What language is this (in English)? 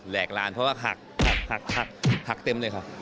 Thai